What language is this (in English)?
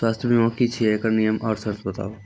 Maithili